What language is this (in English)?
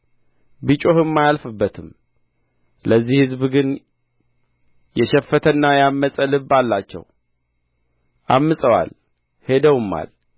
Amharic